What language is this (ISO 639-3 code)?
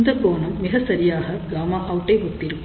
tam